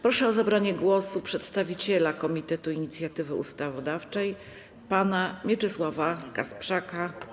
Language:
Polish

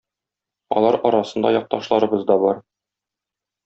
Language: Tatar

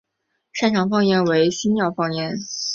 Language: Chinese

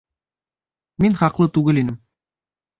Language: Bashkir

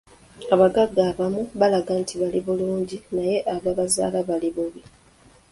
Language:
Ganda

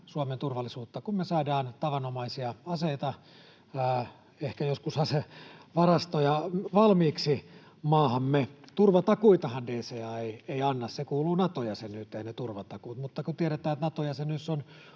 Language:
Finnish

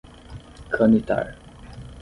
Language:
Portuguese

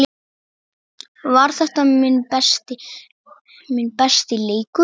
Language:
Icelandic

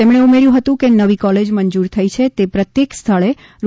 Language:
Gujarati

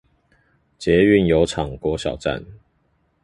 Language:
Chinese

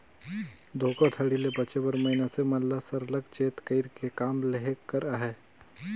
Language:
Chhattisgarhi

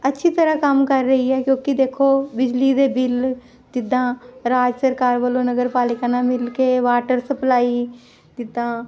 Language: Punjabi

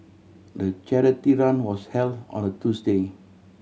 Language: English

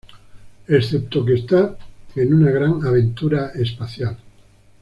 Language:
Spanish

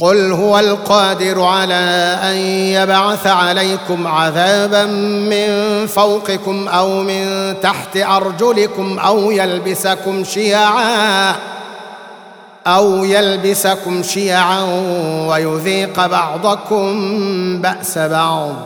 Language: Arabic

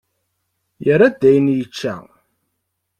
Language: Kabyle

